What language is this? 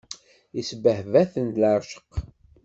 Kabyle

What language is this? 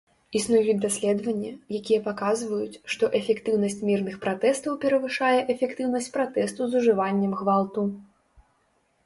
Belarusian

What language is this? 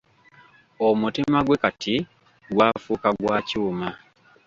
Ganda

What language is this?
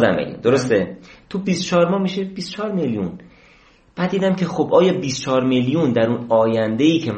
Persian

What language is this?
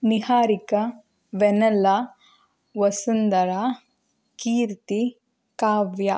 Kannada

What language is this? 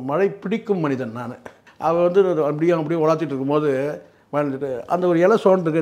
Tamil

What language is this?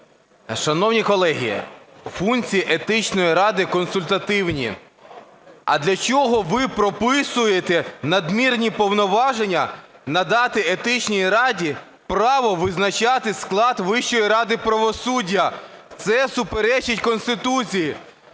Ukrainian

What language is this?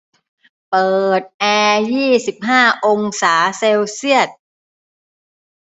Thai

